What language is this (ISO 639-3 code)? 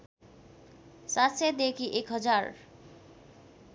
nep